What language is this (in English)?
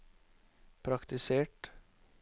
Norwegian